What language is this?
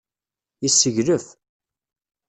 Kabyle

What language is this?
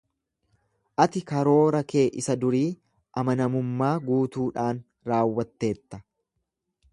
Oromo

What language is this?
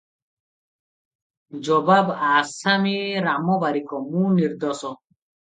Odia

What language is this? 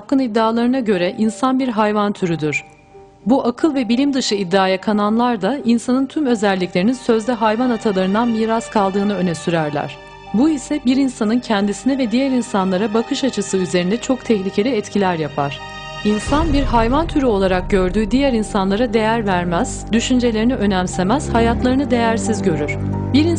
Turkish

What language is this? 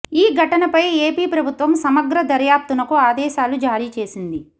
Telugu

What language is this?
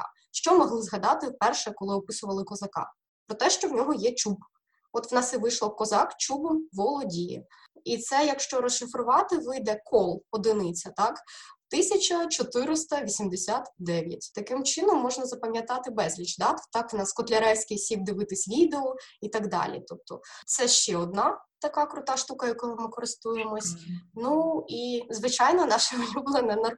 Ukrainian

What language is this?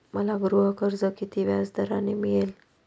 Marathi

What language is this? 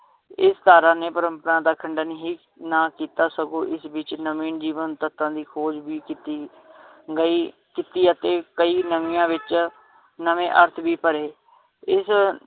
Punjabi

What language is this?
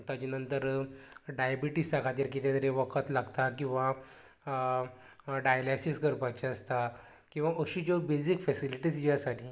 Konkani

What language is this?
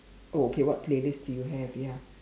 English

